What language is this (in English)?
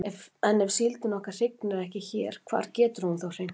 Icelandic